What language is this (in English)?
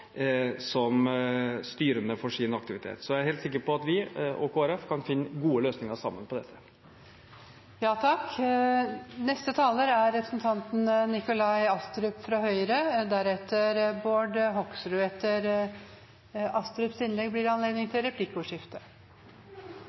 Norwegian